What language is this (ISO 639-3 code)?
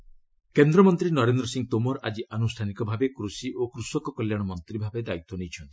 ori